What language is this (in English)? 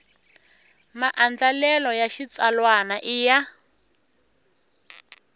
Tsonga